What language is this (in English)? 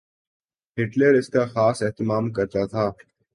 Urdu